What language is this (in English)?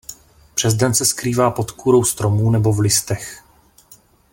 Czech